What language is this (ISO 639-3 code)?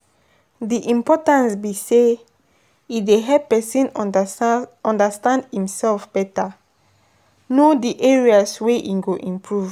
pcm